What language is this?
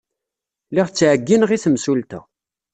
Kabyle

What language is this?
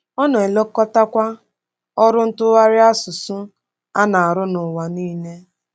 Igbo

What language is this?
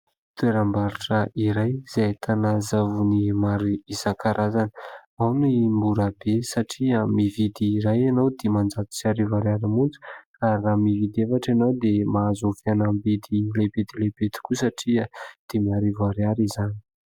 Malagasy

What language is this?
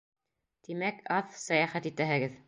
Bashkir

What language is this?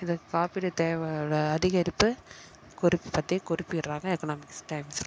Tamil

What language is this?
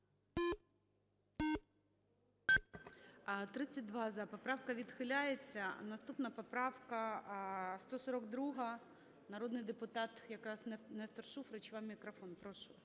Ukrainian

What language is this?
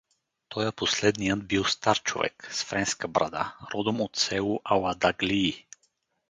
Bulgarian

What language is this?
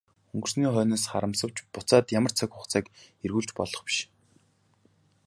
Mongolian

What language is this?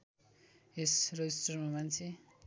Nepali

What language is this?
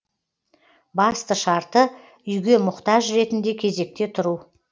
Kazakh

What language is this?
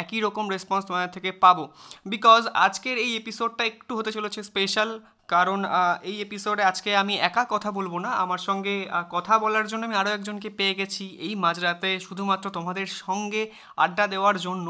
Bangla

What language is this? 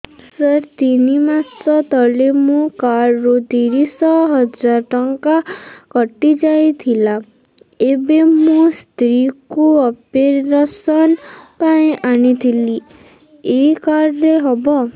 Odia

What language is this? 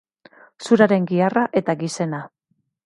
Basque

